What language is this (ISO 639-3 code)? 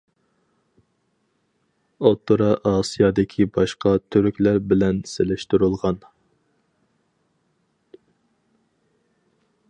uig